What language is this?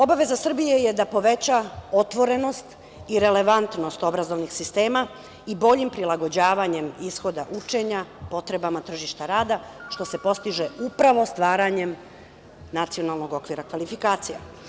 Serbian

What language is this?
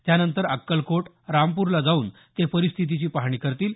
Marathi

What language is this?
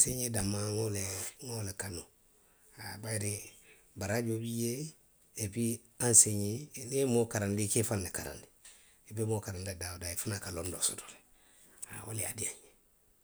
Western Maninkakan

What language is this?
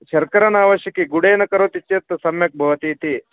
Sanskrit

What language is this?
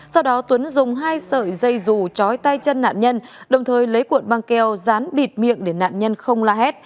Vietnamese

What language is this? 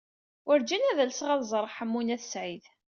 Kabyle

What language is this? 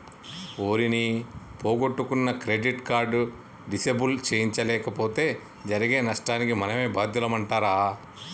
Telugu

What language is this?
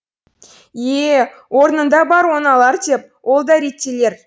Kazakh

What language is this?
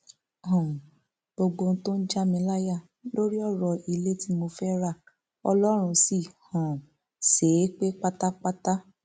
Yoruba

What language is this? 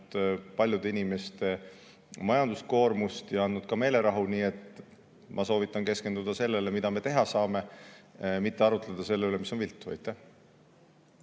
Estonian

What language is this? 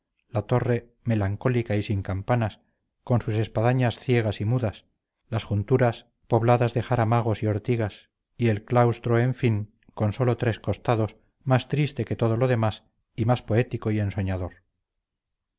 Spanish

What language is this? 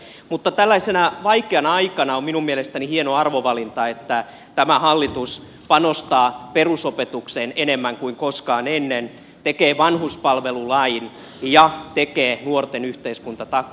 Finnish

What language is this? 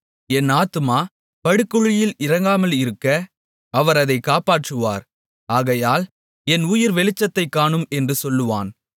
Tamil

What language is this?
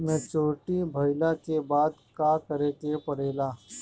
Bhojpuri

